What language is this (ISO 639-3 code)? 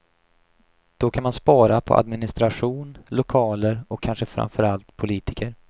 swe